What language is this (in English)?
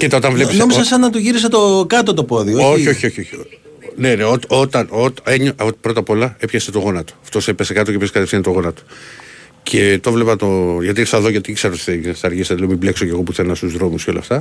Greek